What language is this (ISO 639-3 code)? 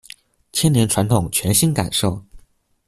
zho